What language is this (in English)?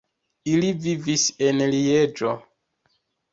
Esperanto